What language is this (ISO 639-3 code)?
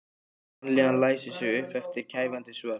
isl